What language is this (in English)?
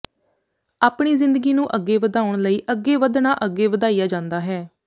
Punjabi